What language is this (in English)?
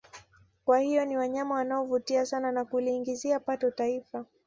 Swahili